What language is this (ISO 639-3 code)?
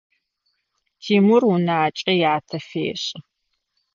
ady